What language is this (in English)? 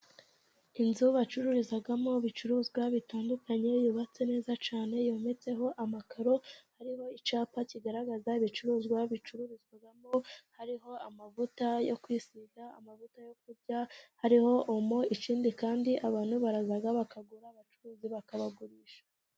Kinyarwanda